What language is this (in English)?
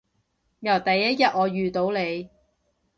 Cantonese